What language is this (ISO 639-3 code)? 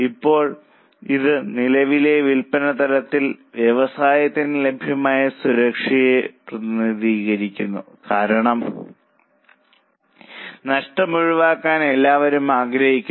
mal